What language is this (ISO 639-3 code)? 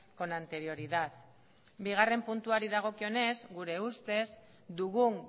eus